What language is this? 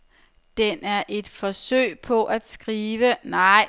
Danish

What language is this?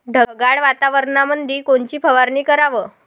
Marathi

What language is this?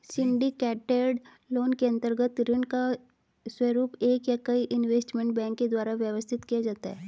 Hindi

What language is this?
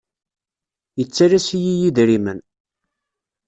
Kabyle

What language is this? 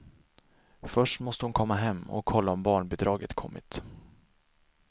Swedish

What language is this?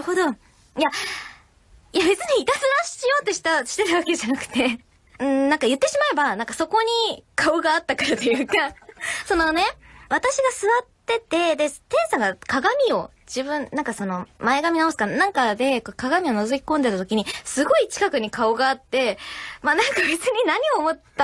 Japanese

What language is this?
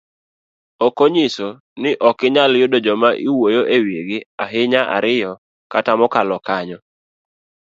Luo (Kenya and Tanzania)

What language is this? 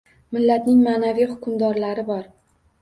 Uzbek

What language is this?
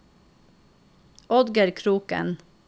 Norwegian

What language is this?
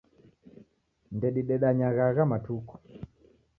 Taita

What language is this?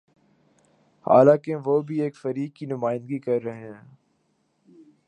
Urdu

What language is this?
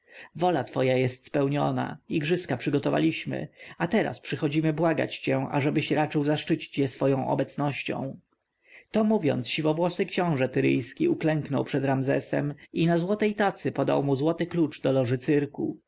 Polish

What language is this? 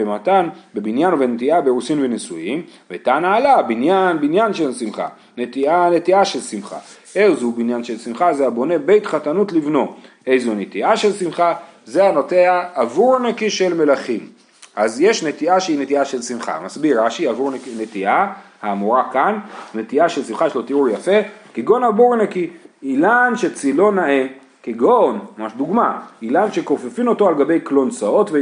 Hebrew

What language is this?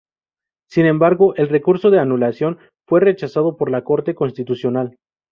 Spanish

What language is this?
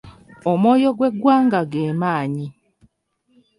Ganda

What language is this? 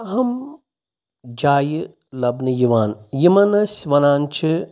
Kashmiri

